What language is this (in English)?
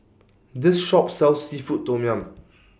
English